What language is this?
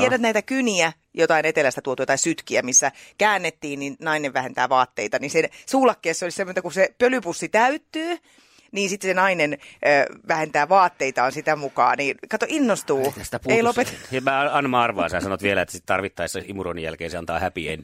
Finnish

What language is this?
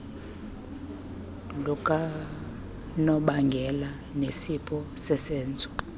Xhosa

